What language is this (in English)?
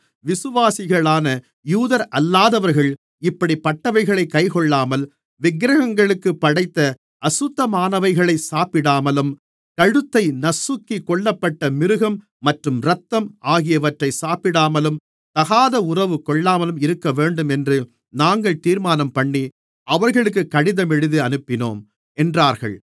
Tamil